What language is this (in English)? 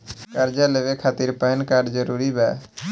Bhojpuri